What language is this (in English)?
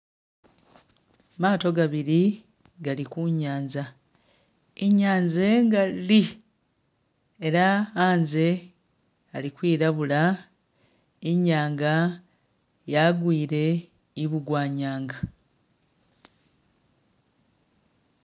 Masaaba